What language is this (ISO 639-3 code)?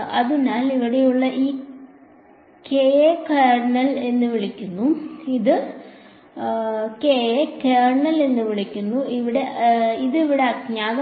mal